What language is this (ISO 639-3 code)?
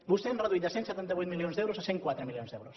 cat